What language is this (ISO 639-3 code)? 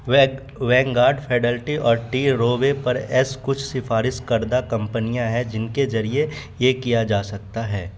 urd